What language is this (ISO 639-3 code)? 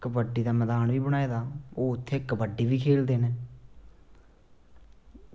doi